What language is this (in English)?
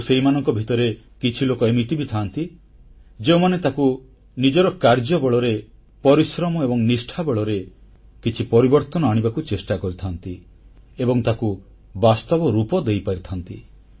Odia